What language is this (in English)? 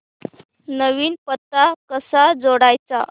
Marathi